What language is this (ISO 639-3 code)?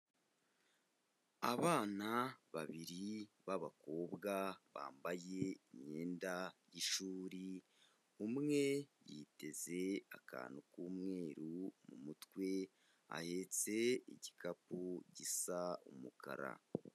kin